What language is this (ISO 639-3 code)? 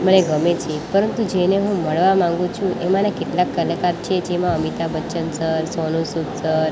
guj